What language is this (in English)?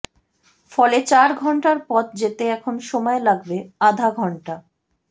Bangla